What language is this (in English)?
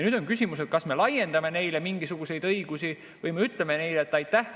Estonian